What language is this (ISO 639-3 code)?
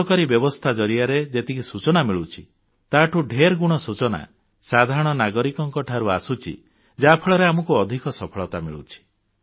ori